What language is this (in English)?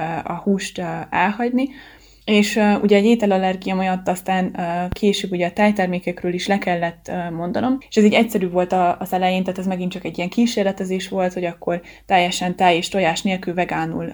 Hungarian